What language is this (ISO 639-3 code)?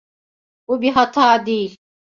tur